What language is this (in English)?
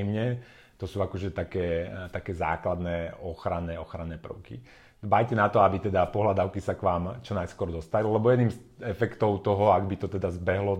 Slovak